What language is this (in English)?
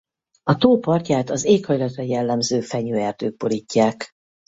Hungarian